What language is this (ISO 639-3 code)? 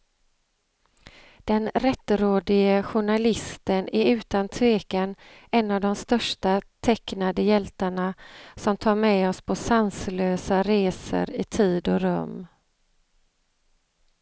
swe